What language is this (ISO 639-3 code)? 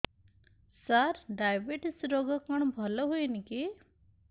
ori